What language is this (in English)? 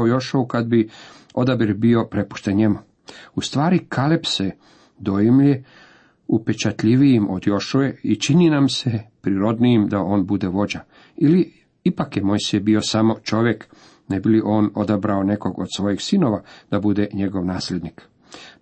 Croatian